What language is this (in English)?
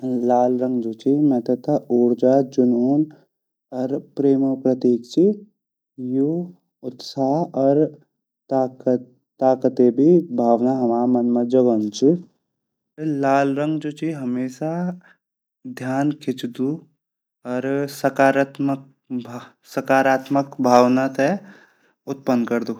Garhwali